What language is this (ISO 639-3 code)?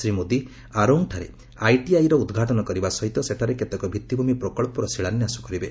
ori